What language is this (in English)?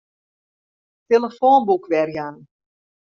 Western Frisian